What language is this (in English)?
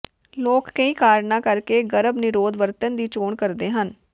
Punjabi